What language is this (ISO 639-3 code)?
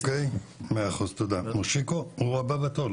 heb